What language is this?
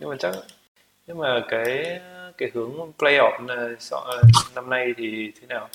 Vietnamese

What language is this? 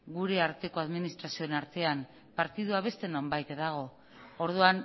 Basque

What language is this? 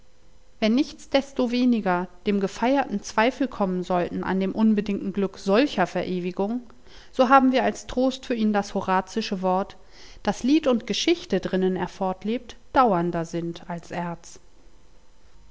German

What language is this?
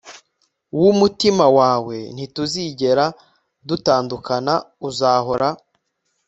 Kinyarwanda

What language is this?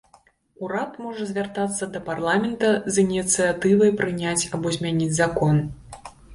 Belarusian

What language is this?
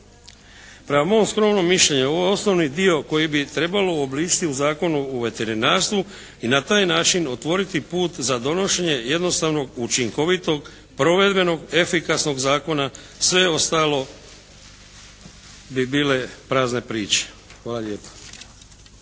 Croatian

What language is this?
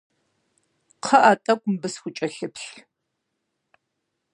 Kabardian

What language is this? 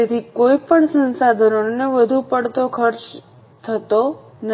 Gujarati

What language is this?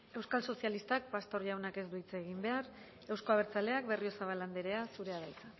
Basque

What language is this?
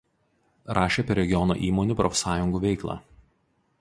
Lithuanian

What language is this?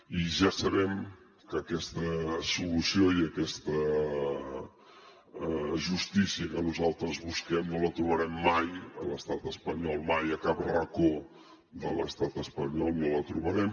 Catalan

